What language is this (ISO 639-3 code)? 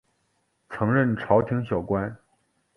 zho